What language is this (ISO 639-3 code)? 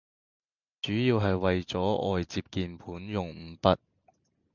yue